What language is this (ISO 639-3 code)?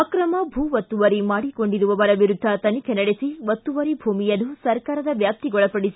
kan